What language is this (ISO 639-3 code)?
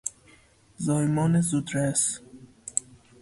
fas